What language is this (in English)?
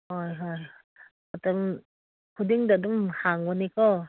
Manipuri